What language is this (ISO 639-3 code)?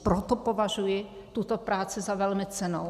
ces